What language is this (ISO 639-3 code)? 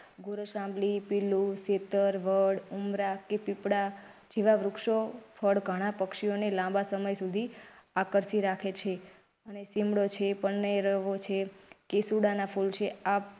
guj